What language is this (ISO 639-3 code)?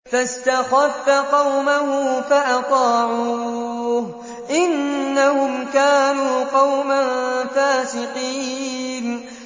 ara